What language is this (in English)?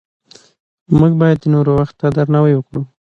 Pashto